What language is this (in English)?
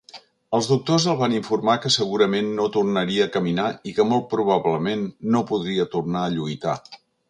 Catalan